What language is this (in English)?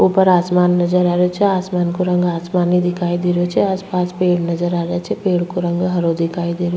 Rajasthani